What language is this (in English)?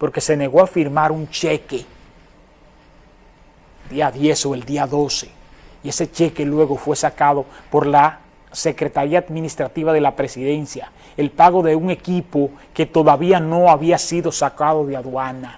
Spanish